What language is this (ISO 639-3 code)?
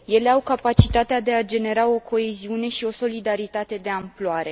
ron